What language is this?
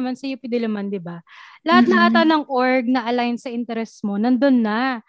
Filipino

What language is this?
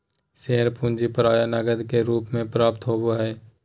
Magahi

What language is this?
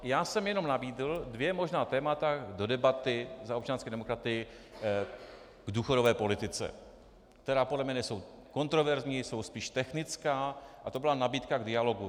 Czech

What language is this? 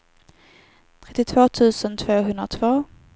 Swedish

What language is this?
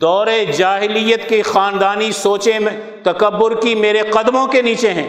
Urdu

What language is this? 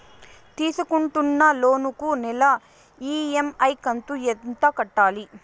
Telugu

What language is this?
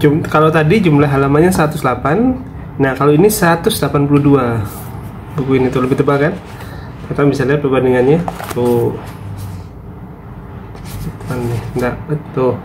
Indonesian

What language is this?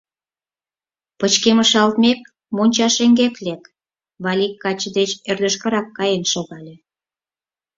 Mari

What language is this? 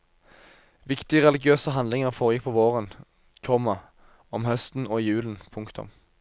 Norwegian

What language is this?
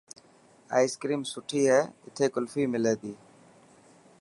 Dhatki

